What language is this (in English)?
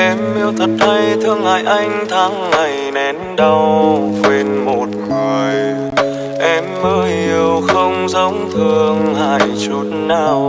Vietnamese